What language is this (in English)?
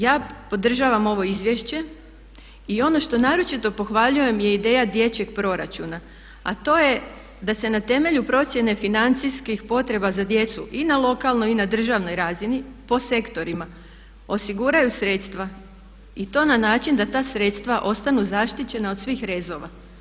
Croatian